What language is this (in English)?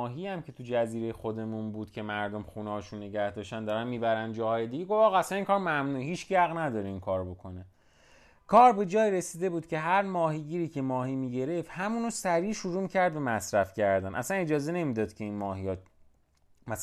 Persian